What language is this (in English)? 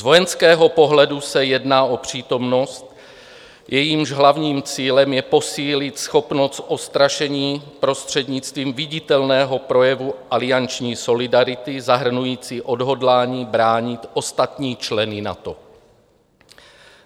Czech